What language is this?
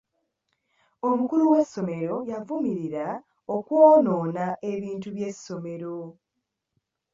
Ganda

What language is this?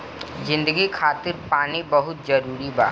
Bhojpuri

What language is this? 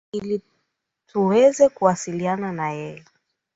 Swahili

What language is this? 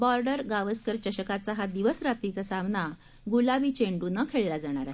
Marathi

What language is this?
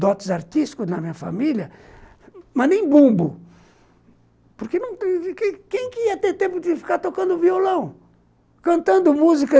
Portuguese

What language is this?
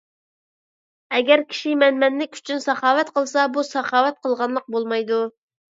Uyghur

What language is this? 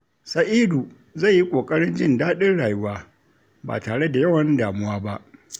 Hausa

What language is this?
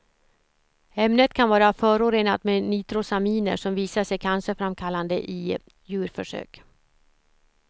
Swedish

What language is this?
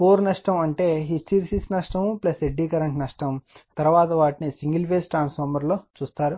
Telugu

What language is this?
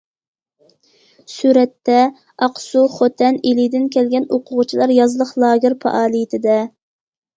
Uyghur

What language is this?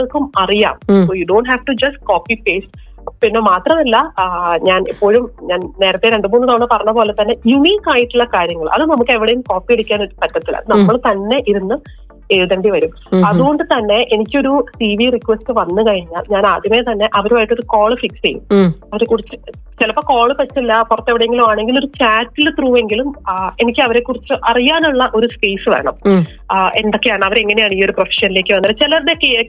Malayalam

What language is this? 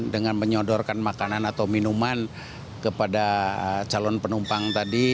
Indonesian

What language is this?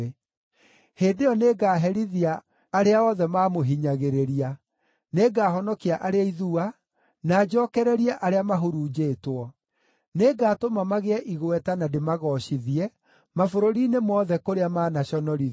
Kikuyu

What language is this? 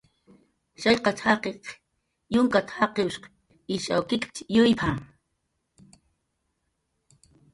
Jaqaru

